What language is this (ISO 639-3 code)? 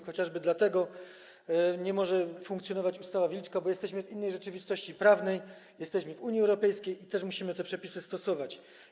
pol